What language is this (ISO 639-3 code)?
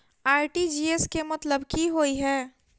mai